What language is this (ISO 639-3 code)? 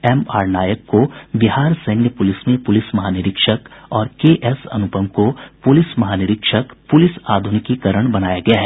hin